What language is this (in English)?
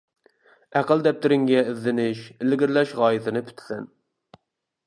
Uyghur